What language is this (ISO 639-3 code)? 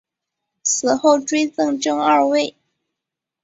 zho